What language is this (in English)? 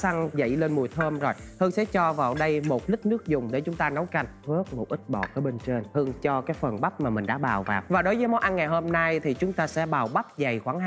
Vietnamese